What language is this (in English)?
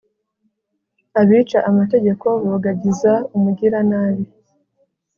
Kinyarwanda